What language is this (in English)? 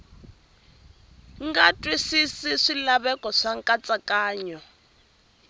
Tsonga